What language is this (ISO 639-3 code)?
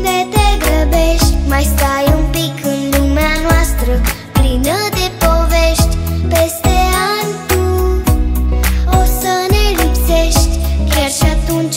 ron